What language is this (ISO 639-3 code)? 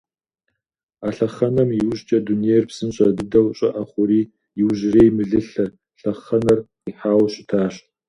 kbd